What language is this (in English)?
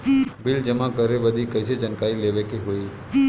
Bhojpuri